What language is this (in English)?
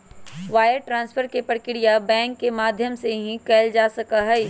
Magahi